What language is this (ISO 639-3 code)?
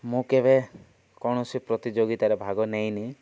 ori